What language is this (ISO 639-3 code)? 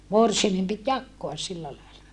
fin